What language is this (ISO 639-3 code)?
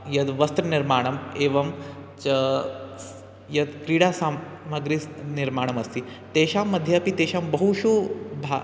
san